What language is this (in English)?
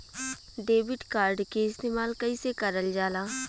Bhojpuri